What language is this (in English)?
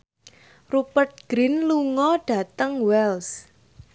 Javanese